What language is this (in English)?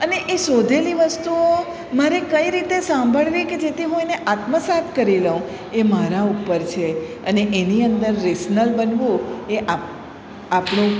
Gujarati